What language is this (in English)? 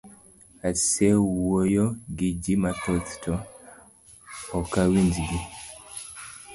Luo (Kenya and Tanzania)